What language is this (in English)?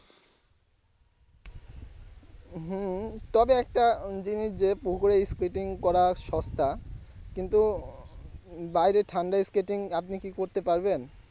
Bangla